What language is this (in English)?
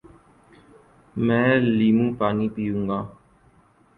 Urdu